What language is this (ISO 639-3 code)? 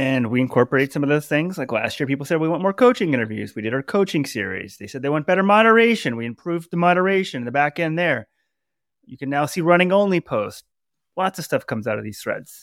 eng